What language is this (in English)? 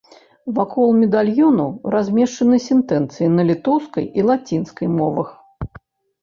Belarusian